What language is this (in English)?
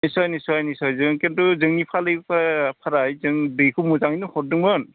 Bodo